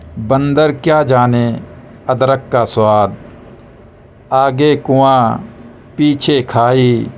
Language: Urdu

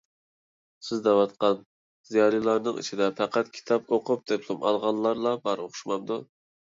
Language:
Uyghur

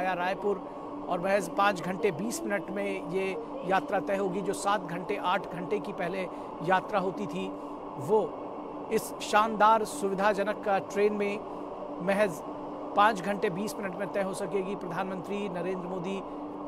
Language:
Hindi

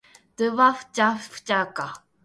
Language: Japanese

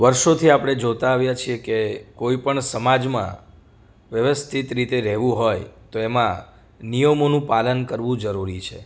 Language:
Gujarati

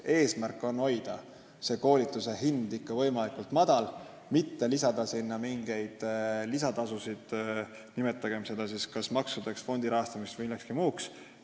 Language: Estonian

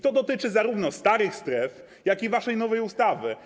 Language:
Polish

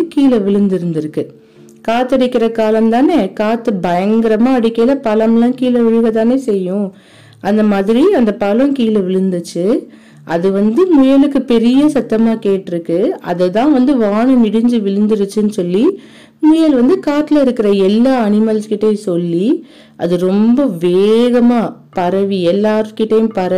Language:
Tamil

